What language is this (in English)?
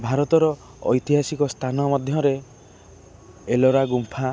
Odia